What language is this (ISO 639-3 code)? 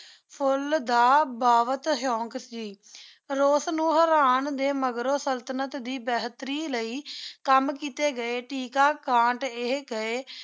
pan